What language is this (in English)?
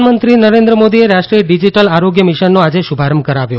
Gujarati